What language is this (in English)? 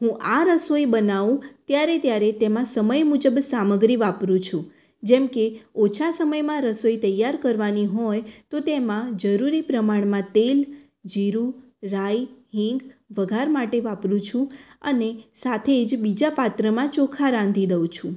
Gujarati